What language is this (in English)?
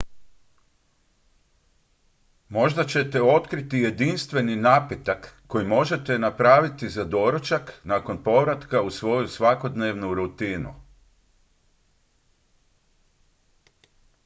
Croatian